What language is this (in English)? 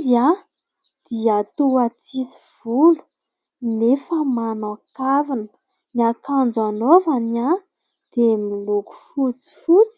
Malagasy